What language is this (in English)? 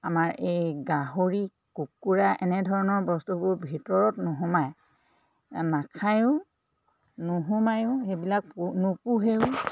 Assamese